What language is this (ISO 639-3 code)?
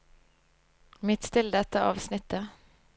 nor